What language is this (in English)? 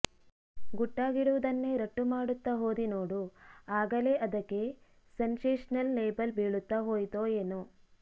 Kannada